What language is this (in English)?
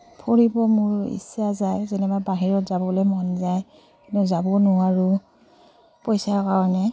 Assamese